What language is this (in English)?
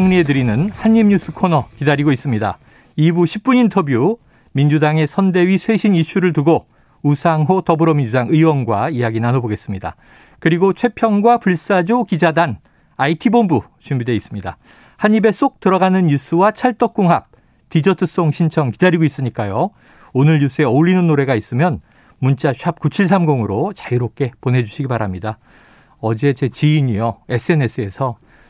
Korean